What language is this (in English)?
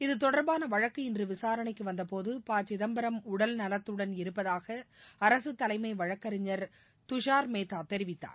Tamil